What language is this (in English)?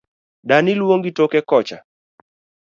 Luo (Kenya and Tanzania)